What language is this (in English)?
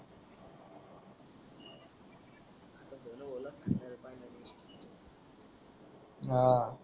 Marathi